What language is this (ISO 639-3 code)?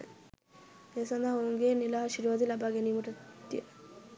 sin